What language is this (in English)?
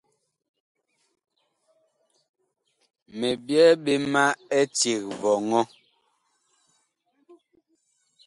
Bakoko